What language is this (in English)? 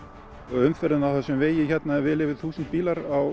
Icelandic